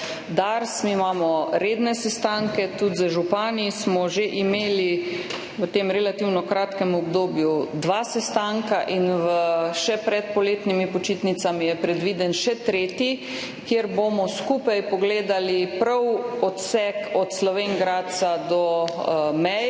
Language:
Slovenian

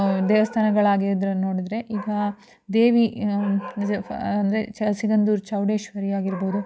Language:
Kannada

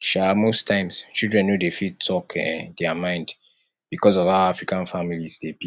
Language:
Nigerian Pidgin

